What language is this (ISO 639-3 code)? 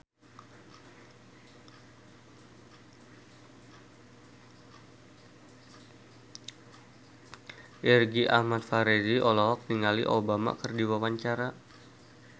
sun